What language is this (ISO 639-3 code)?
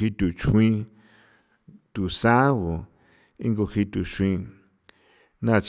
pow